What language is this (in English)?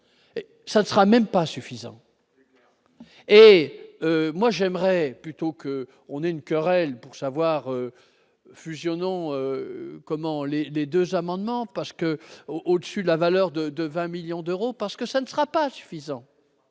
French